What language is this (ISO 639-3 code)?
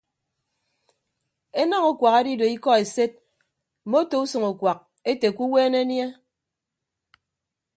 ibb